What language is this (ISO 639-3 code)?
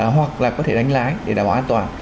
vie